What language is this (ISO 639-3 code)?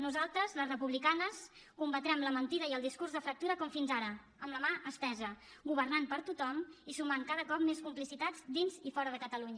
cat